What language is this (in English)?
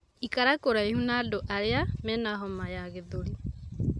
Kikuyu